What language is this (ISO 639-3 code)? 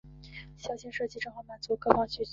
zho